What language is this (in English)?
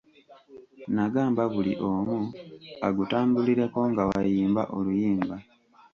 Ganda